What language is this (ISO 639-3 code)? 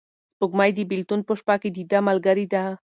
pus